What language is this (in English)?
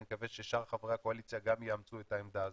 Hebrew